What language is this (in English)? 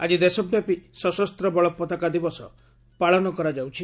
Odia